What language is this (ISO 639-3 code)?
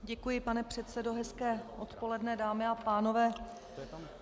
ces